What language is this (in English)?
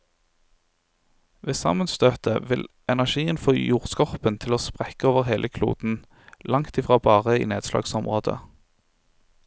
Norwegian